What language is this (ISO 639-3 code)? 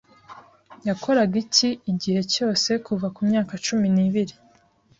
kin